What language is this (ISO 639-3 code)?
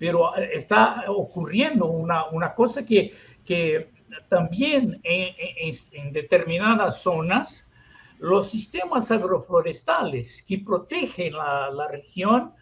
spa